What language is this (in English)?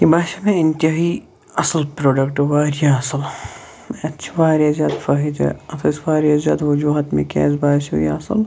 Kashmiri